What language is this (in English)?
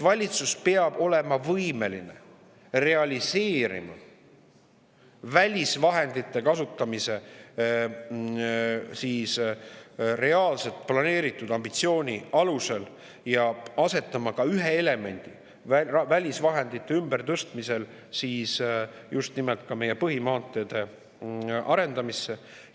Estonian